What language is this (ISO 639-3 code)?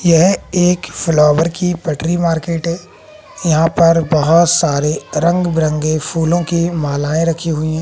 hin